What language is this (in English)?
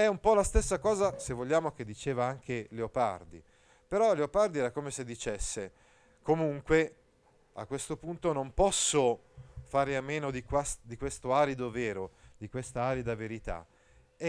Italian